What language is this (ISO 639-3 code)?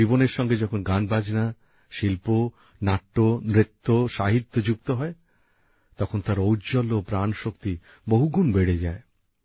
ben